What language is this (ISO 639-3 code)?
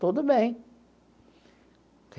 por